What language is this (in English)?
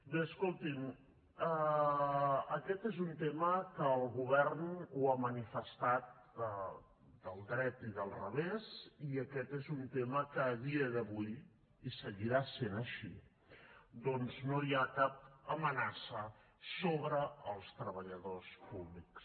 Catalan